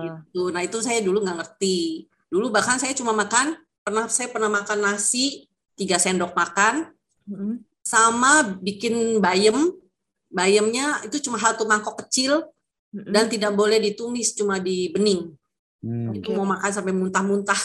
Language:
Indonesian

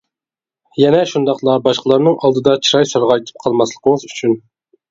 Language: Uyghur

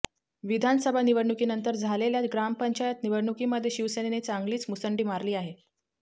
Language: Marathi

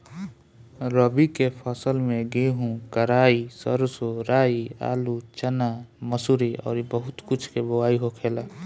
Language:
Bhojpuri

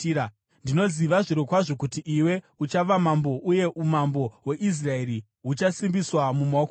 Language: Shona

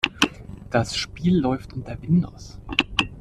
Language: German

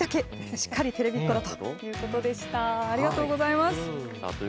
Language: Japanese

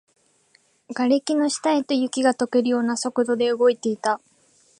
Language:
Japanese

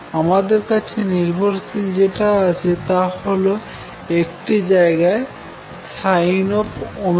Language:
Bangla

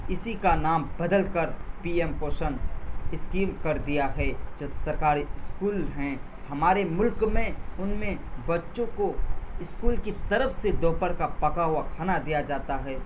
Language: Urdu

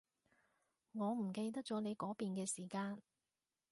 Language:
Cantonese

